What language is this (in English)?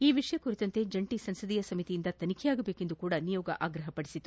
Kannada